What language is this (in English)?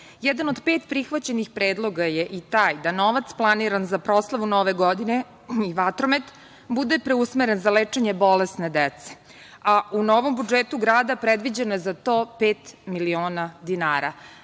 Serbian